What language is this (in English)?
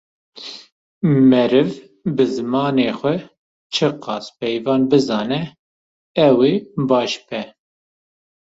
Kurdish